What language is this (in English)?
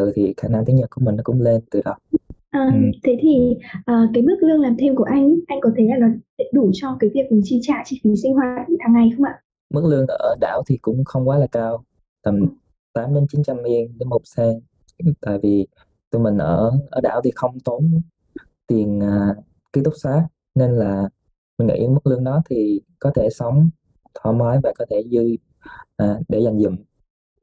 Vietnamese